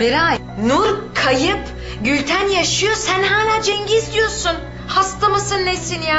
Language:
Turkish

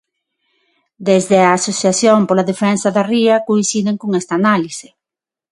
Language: Galician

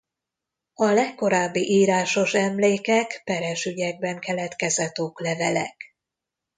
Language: Hungarian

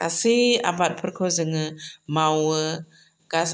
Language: Bodo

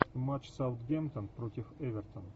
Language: Russian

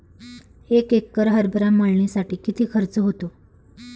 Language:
Marathi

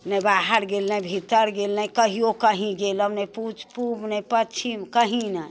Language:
Maithili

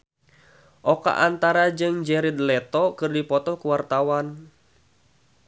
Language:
Sundanese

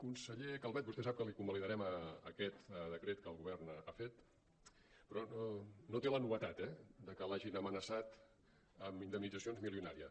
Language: Catalan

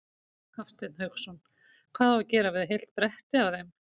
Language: Icelandic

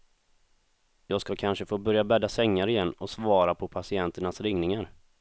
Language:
Swedish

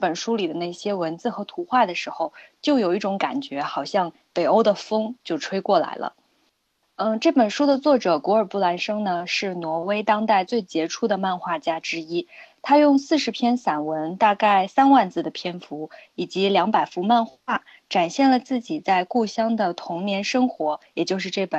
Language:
Chinese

